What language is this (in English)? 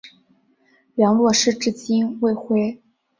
Chinese